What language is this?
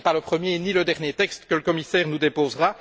French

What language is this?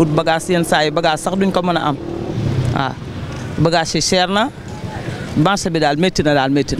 French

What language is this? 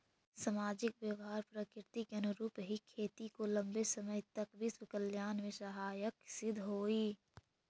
Magahi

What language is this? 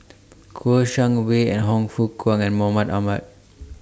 English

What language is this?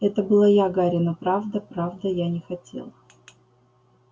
Russian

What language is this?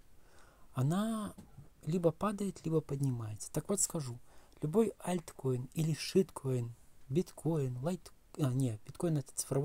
Russian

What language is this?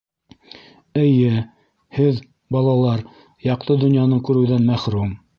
Bashkir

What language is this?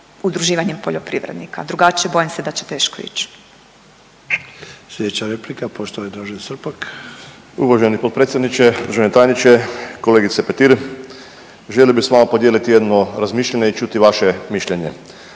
Croatian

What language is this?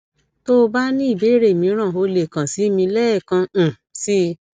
Yoruba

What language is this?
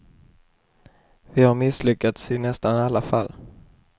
Swedish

